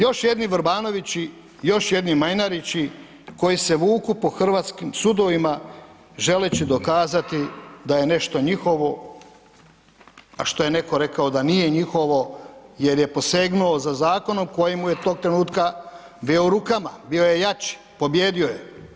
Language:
Croatian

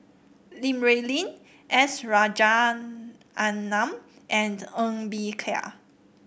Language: English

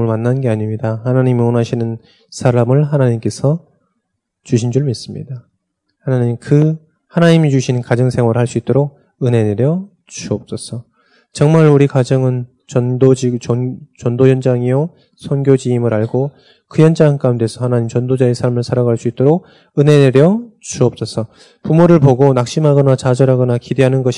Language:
Korean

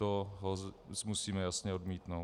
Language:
Czech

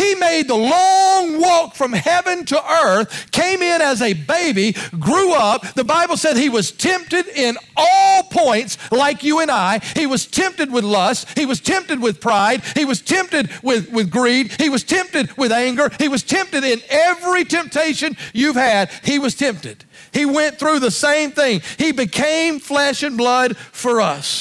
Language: English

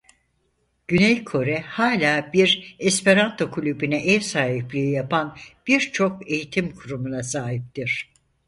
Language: Turkish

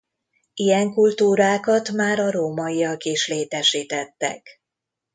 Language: Hungarian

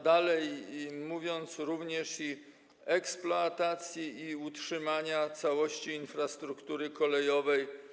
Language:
Polish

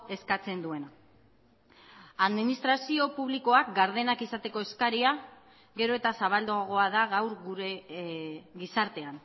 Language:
Basque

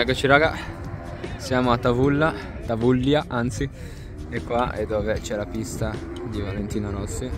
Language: Italian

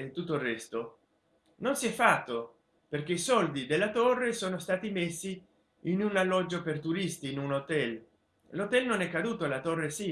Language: Italian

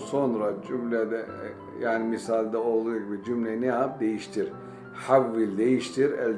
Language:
Turkish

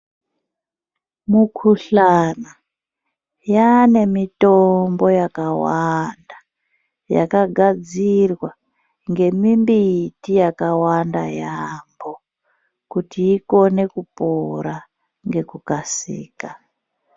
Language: Ndau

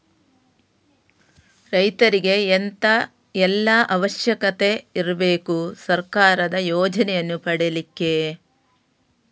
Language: Kannada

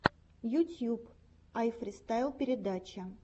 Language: Russian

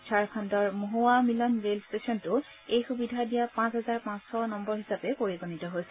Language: Assamese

